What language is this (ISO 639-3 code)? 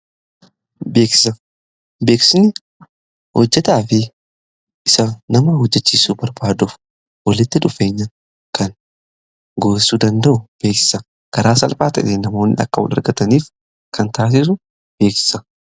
orm